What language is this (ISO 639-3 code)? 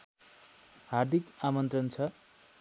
nep